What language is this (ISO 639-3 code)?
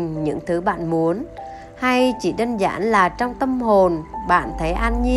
vie